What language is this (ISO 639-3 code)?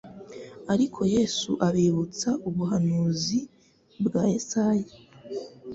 kin